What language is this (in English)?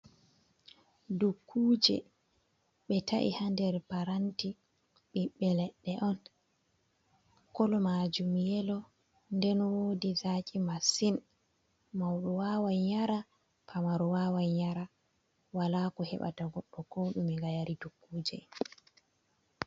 Fula